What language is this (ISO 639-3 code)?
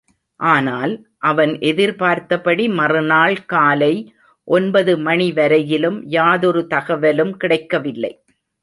tam